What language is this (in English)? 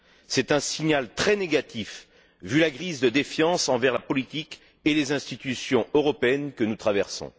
French